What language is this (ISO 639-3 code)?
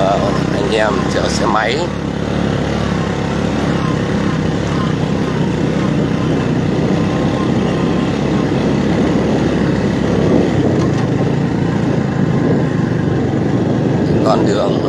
vie